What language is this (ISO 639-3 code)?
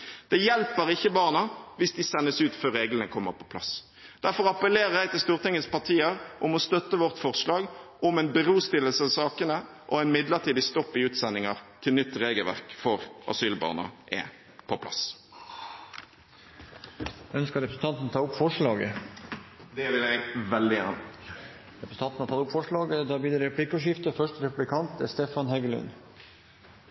nor